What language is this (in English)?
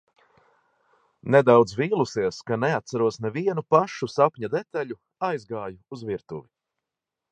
Latvian